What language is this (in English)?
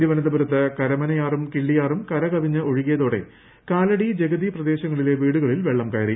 Malayalam